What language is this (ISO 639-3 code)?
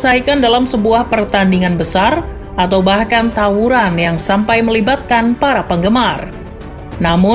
ind